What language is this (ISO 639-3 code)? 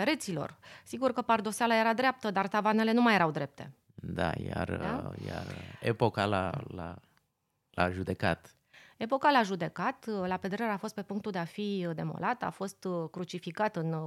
ron